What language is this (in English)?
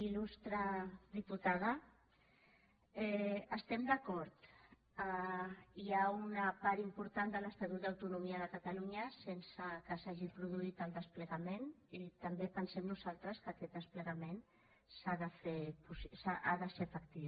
Catalan